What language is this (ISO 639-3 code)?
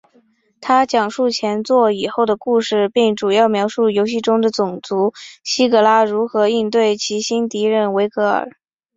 zho